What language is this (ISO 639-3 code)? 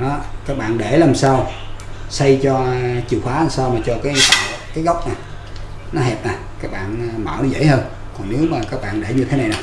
vie